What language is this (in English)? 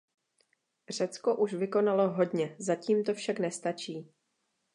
Czech